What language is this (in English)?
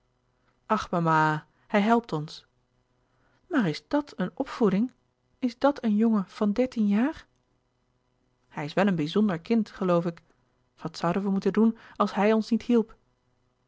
Dutch